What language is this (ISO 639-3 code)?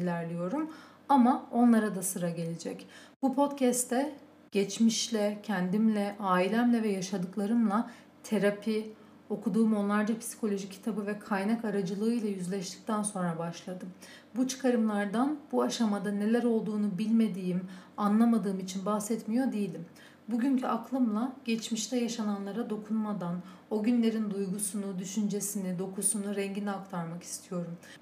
tur